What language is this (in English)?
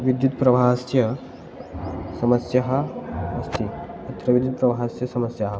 Sanskrit